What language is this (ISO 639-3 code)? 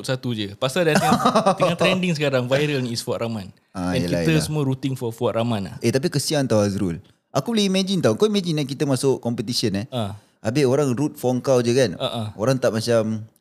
msa